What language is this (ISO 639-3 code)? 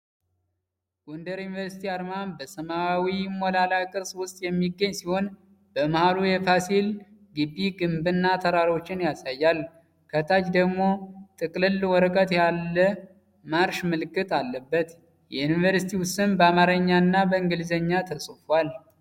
amh